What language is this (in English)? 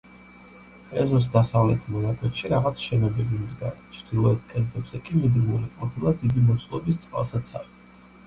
Georgian